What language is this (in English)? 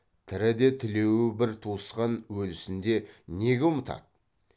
Kazakh